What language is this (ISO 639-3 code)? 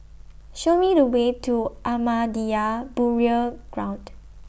eng